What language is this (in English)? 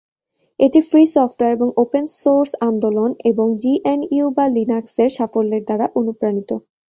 Bangla